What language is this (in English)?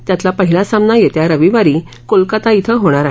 Marathi